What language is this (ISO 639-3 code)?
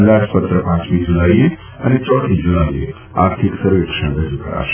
guj